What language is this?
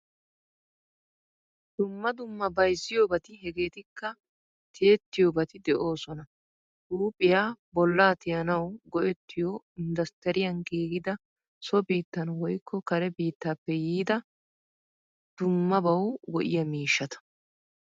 Wolaytta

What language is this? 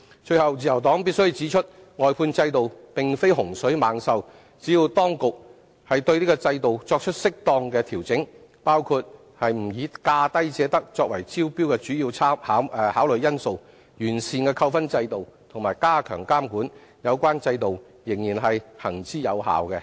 Cantonese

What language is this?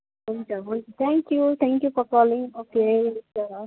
Nepali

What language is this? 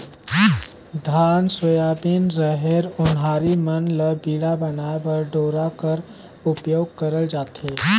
Chhattisgarhi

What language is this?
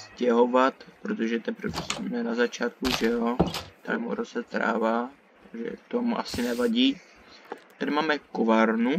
Czech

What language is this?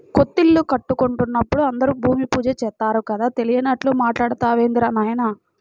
Telugu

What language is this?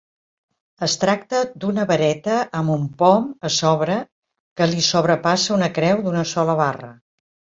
Catalan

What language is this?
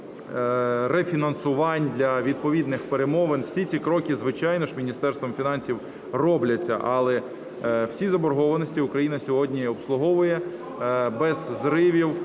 Ukrainian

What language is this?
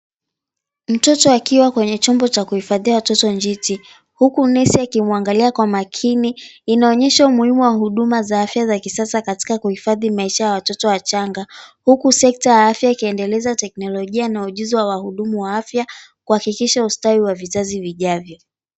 Swahili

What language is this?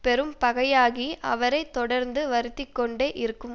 Tamil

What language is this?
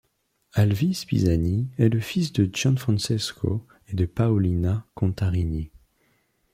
French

